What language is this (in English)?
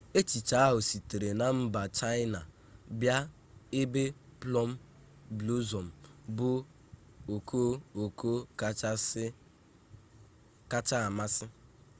Igbo